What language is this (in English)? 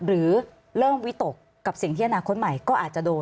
Thai